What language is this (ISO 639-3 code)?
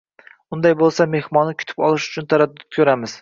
uzb